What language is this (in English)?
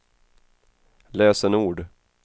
Swedish